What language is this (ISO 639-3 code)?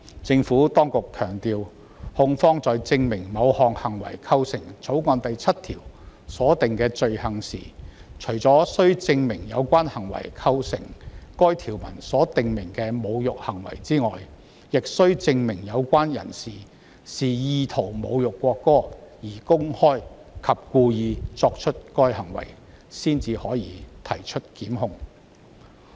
yue